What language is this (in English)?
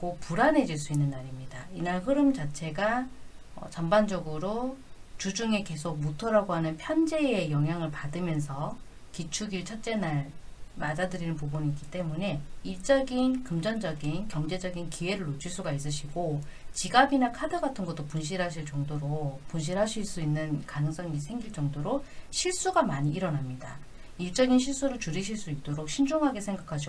Korean